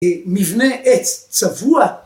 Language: Hebrew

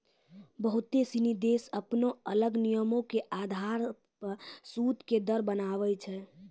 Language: Maithili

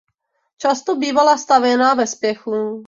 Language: Czech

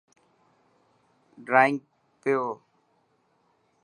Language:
Dhatki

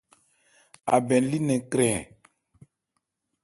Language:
Ebrié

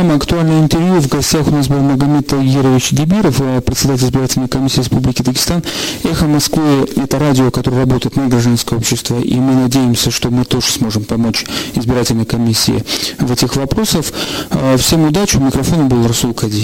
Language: Russian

